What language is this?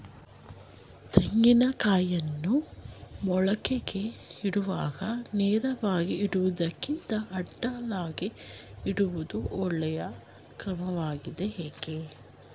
Kannada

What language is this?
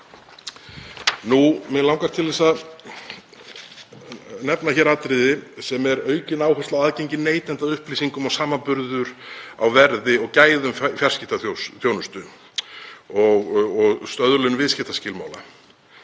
Icelandic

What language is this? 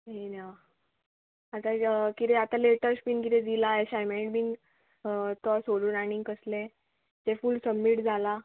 Konkani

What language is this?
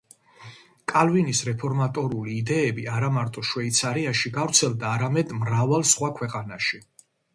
Georgian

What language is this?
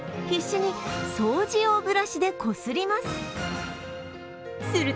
Japanese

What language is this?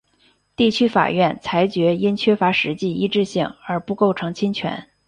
Chinese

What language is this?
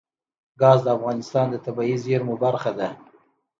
Pashto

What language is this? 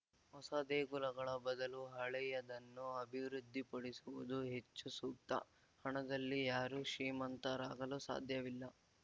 Kannada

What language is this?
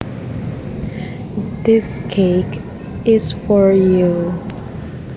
Javanese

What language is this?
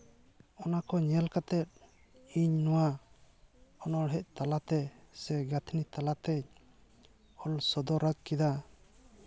Santali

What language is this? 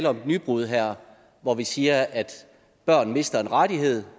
Danish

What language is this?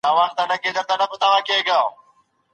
Pashto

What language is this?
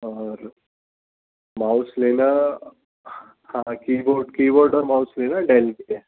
Urdu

